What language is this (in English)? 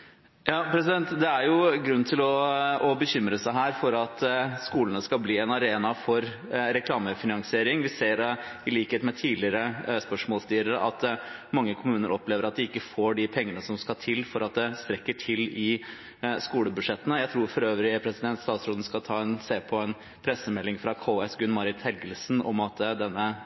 Norwegian Bokmål